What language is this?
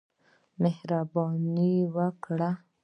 Pashto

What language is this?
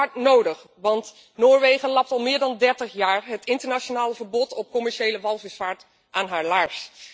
Dutch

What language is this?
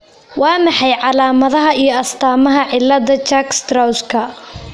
Somali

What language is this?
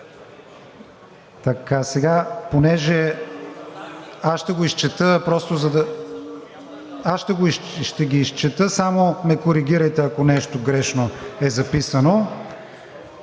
Bulgarian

